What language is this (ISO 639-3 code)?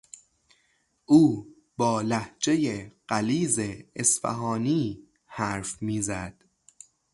fas